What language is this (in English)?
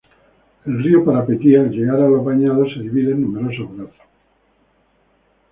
Spanish